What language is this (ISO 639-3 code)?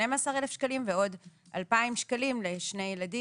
heb